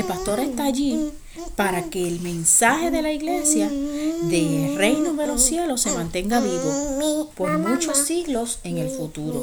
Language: Spanish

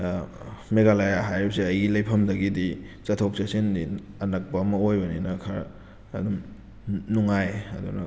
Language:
Manipuri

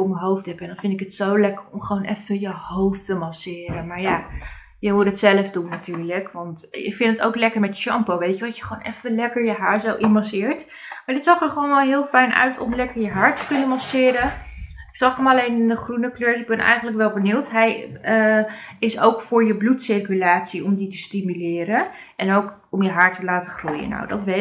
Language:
Dutch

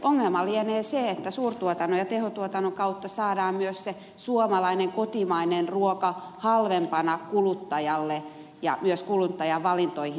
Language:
Finnish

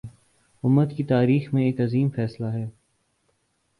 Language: Urdu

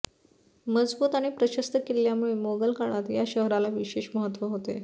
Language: Marathi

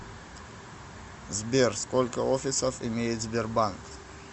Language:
Russian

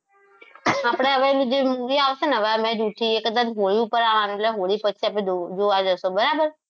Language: Gujarati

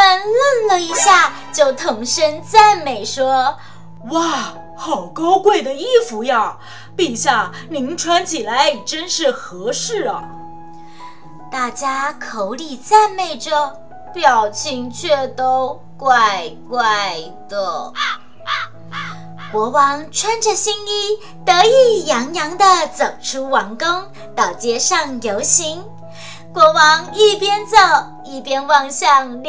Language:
Chinese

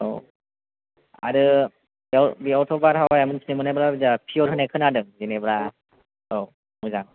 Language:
Bodo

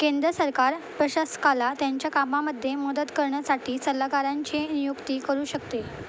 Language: Marathi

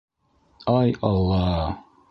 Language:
Bashkir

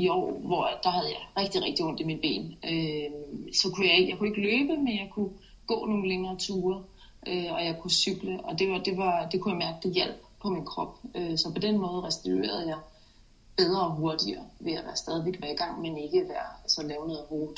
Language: Danish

